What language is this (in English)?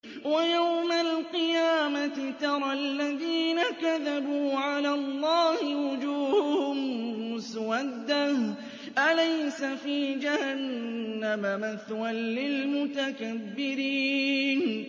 Arabic